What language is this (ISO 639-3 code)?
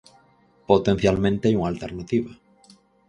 glg